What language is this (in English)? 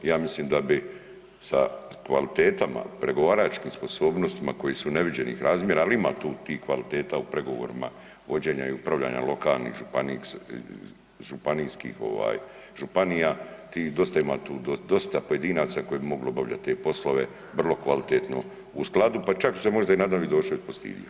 Croatian